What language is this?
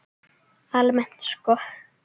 Icelandic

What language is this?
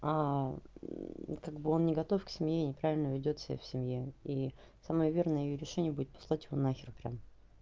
Russian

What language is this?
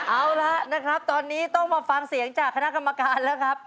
Thai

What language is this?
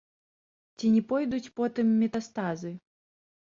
Belarusian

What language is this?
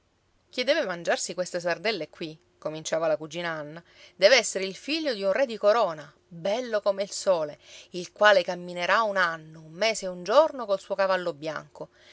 Italian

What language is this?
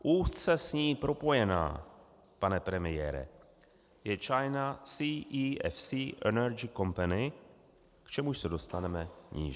Czech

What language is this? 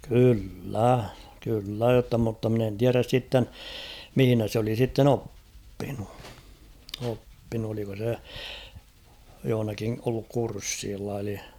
Finnish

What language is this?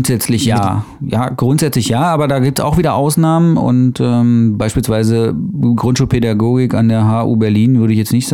German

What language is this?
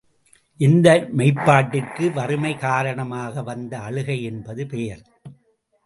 Tamil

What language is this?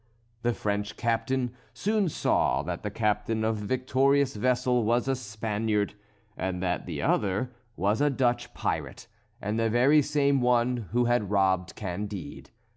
English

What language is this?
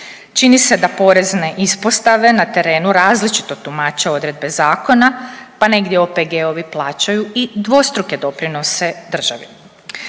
Croatian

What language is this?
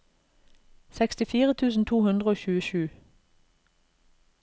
Norwegian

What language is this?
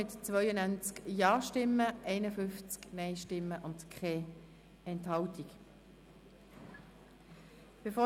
Swiss German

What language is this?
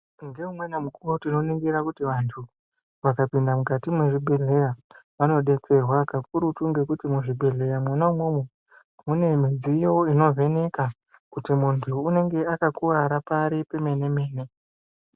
Ndau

